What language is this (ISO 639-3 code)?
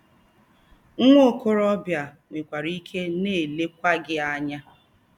ibo